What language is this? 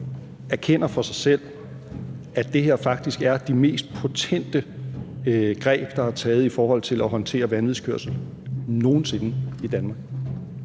Danish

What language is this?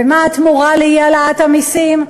Hebrew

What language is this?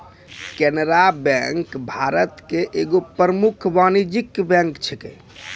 Maithili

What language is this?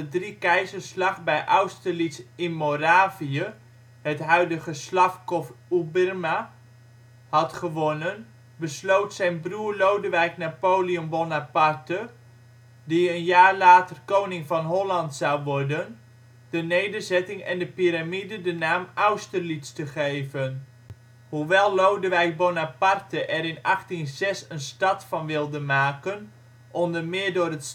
Dutch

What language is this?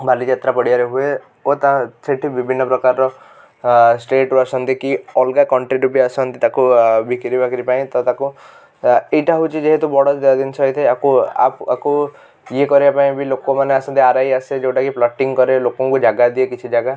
Odia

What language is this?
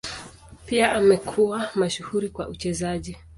Swahili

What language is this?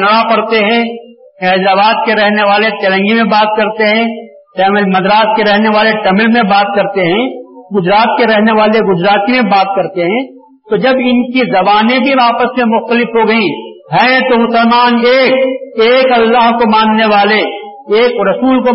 Urdu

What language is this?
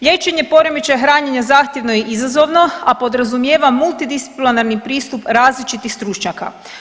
Croatian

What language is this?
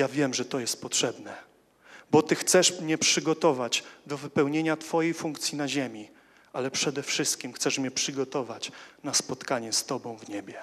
Polish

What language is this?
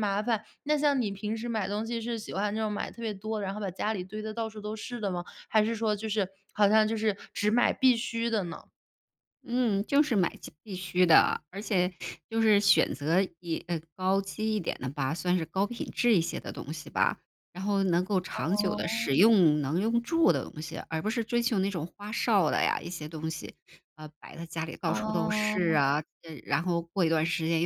Chinese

